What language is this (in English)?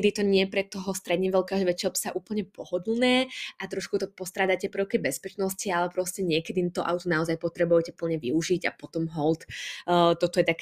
Slovak